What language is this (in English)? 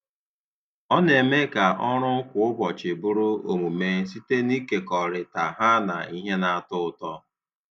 Igbo